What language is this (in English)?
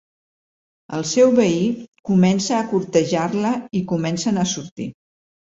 Catalan